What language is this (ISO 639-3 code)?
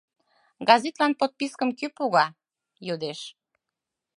chm